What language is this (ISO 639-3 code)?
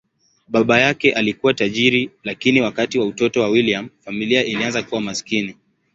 swa